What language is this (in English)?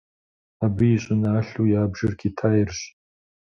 Kabardian